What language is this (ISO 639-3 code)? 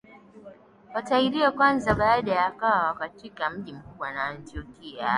swa